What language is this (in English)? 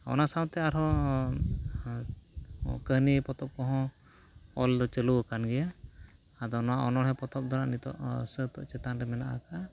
Santali